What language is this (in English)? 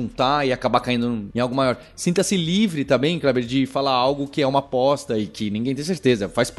Portuguese